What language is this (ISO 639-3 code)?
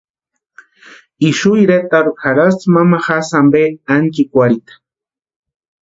pua